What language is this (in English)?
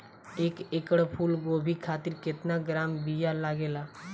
Bhojpuri